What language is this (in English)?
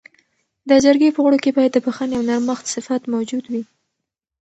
Pashto